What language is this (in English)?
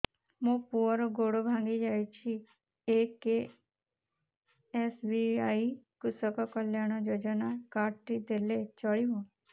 Odia